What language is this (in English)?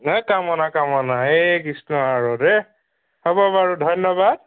Assamese